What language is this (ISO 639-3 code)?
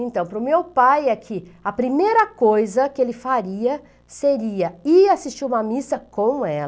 por